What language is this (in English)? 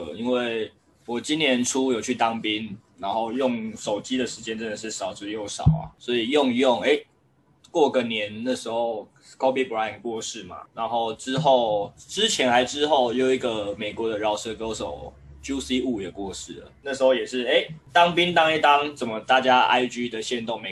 Chinese